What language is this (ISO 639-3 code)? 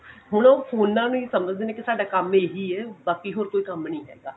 pan